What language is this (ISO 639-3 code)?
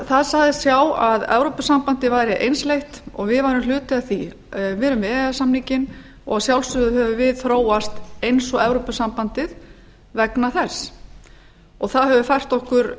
isl